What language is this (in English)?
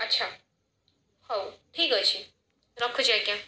Odia